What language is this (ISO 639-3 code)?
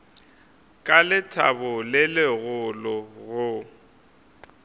nso